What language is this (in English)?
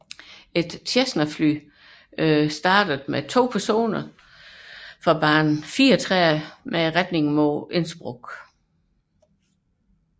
Danish